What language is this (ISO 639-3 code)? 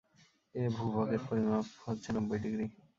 ben